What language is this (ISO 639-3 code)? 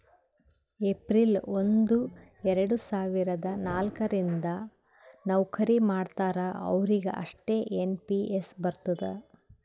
kan